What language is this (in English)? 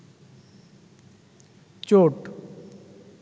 Bangla